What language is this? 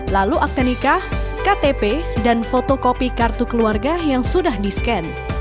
Indonesian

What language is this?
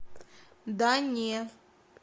Russian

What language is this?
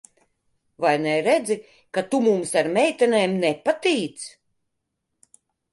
Latvian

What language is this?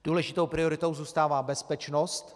Czech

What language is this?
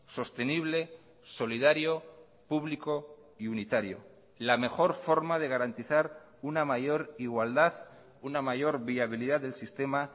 Spanish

